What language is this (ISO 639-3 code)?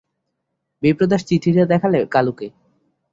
ben